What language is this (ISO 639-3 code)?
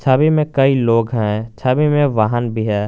hin